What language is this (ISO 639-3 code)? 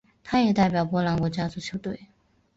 zho